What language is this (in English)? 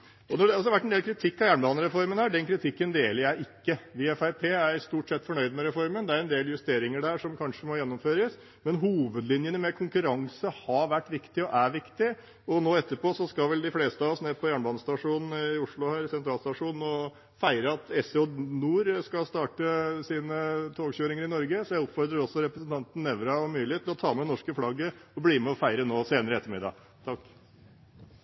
Norwegian Bokmål